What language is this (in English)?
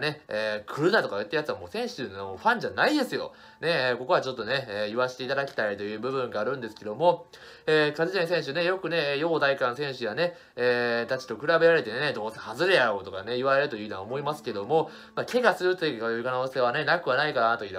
Japanese